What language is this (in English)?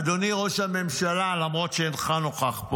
Hebrew